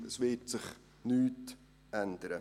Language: Swiss German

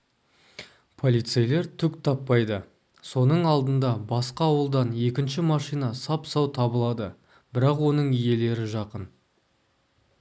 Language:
Kazakh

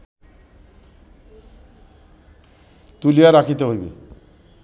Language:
Bangla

